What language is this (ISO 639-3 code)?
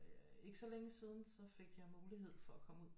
dan